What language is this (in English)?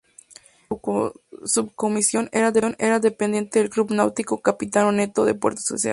Spanish